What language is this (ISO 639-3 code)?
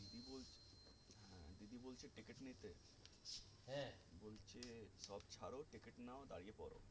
ben